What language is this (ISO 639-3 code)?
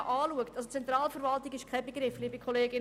gsw